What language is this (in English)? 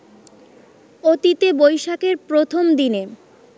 Bangla